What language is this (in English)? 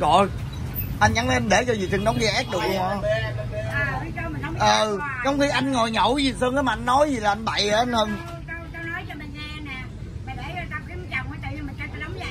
Vietnamese